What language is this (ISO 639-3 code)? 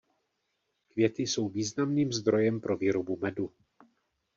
ces